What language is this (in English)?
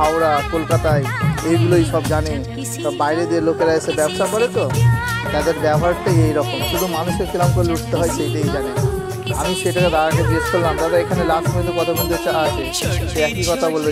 Bangla